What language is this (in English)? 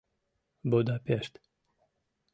Mari